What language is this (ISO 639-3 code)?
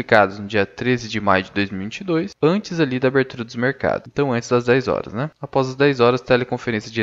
por